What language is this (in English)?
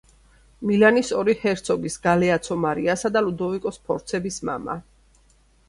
Georgian